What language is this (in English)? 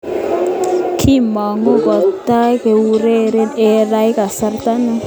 Kalenjin